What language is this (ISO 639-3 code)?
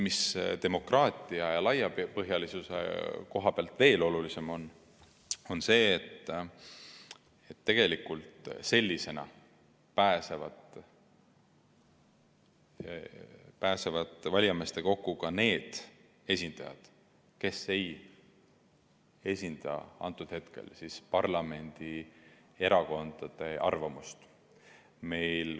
est